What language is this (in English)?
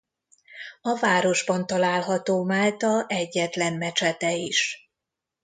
Hungarian